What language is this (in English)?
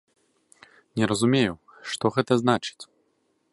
Belarusian